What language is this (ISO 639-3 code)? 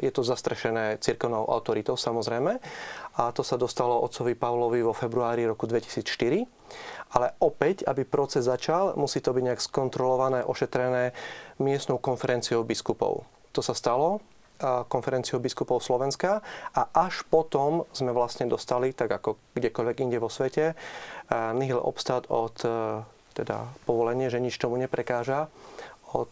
slk